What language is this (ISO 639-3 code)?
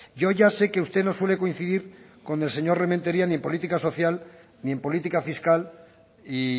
spa